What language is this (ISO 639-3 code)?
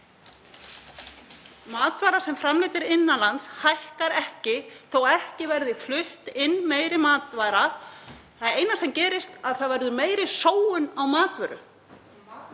isl